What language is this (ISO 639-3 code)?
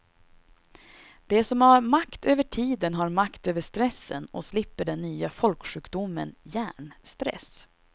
swe